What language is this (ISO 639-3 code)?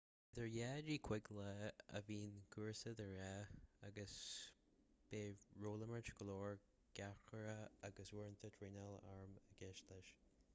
gle